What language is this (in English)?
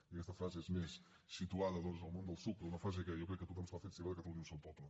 Catalan